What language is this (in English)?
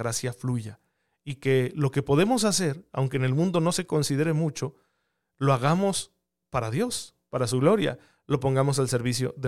Spanish